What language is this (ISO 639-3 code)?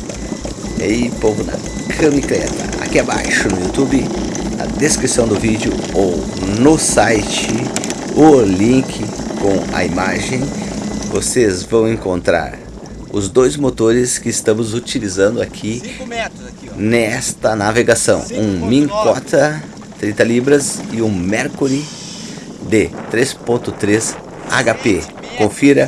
por